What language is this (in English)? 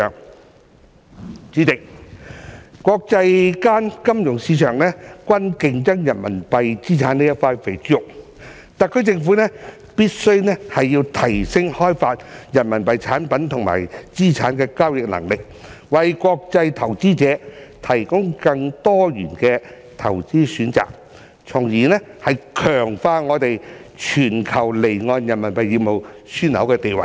Cantonese